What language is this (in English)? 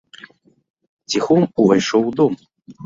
Belarusian